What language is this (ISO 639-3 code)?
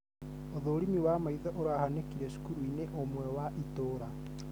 kik